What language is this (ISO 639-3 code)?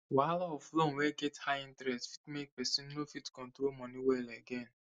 pcm